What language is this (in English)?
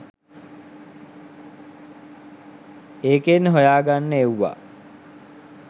Sinhala